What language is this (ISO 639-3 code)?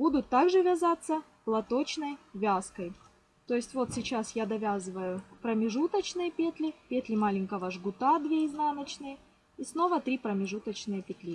rus